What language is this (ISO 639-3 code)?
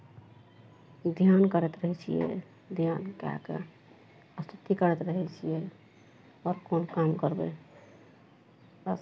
mai